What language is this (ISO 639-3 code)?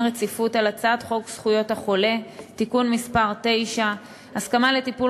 heb